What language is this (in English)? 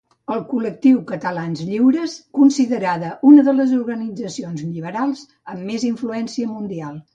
Catalan